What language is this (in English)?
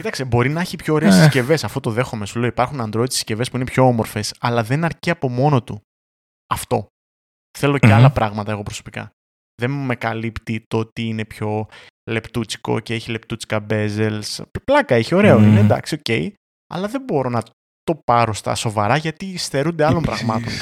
Greek